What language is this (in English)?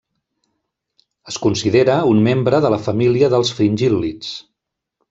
Catalan